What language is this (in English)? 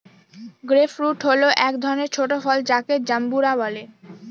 Bangla